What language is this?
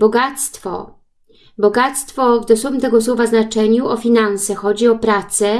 Polish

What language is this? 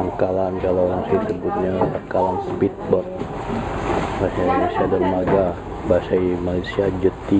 Indonesian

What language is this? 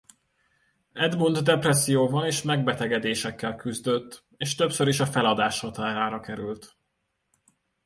Hungarian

